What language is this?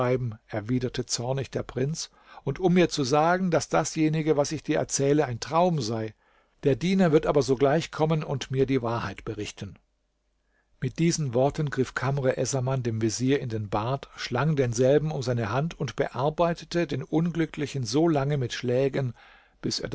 German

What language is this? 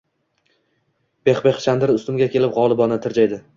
Uzbek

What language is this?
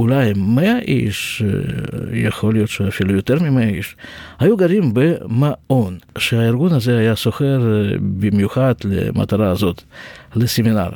Hebrew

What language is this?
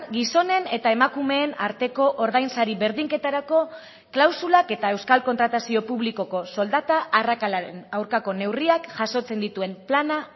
Basque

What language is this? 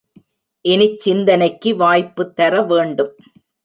Tamil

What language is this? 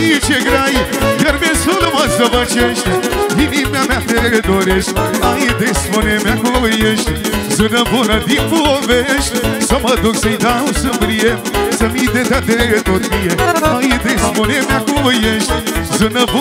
Romanian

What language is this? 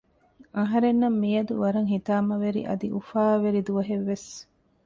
Divehi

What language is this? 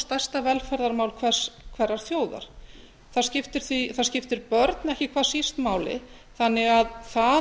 Icelandic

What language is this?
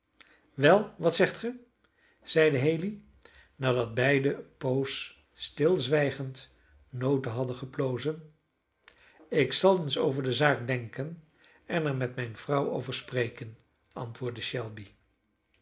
Dutch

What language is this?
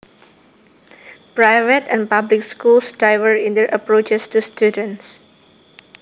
Javanese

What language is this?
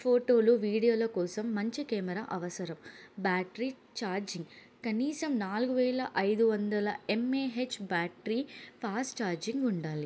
Telugu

